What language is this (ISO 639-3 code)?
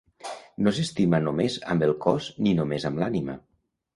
cat